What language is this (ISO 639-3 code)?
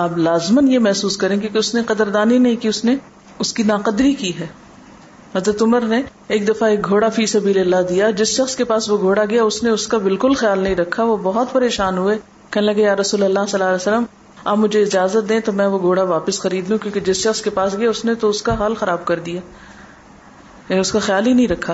urd